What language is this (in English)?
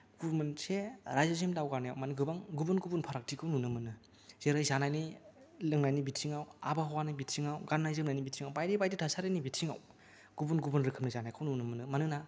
Bodo